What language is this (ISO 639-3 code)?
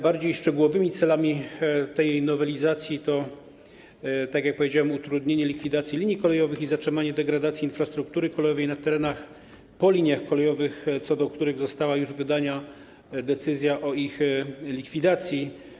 pol